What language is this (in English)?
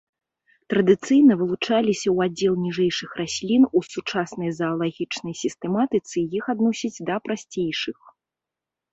Belarusian